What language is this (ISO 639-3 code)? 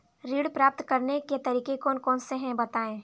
hin